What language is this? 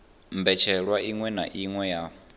Venda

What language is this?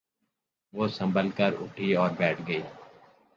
Urdu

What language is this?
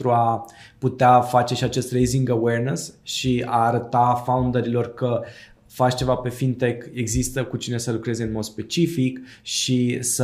Romanian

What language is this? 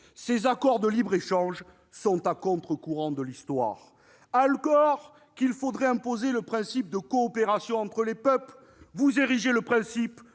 French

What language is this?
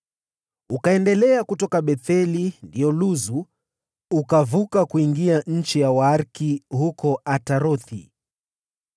Swahili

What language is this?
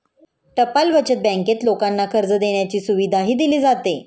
Marathi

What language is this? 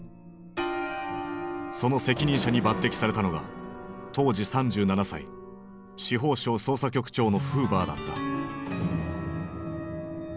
Japanese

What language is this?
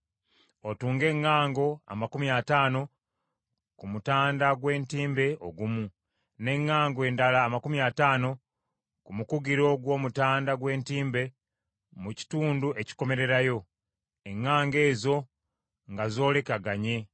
Ganda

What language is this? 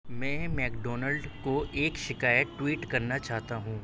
Urdu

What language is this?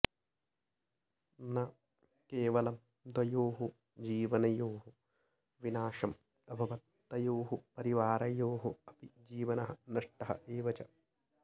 Sanskrit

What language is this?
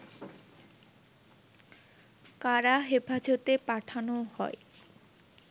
Bangla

